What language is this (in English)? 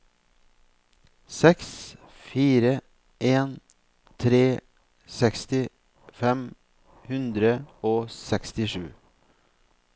Norwegian